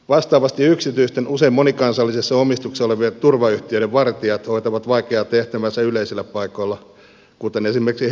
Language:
Finnish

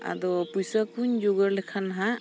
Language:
Santali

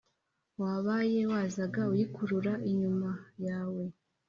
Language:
Kinyarwanda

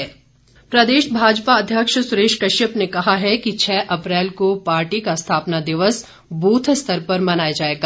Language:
Hindi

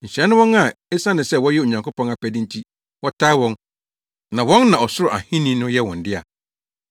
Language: Akan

